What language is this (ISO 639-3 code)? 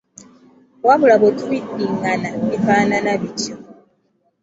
lug